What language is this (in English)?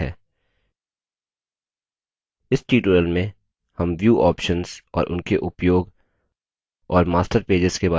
Hindi